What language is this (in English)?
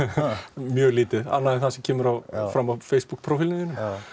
Icelandic